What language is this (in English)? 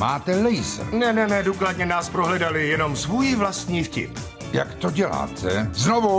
Czech